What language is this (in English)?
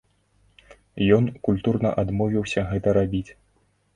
Belarusian